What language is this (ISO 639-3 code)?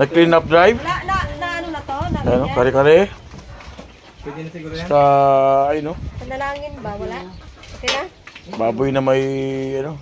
fil